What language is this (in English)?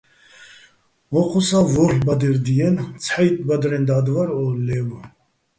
Bats